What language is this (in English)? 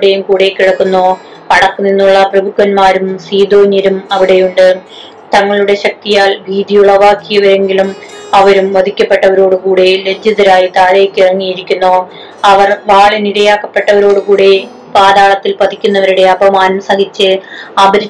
Malayalam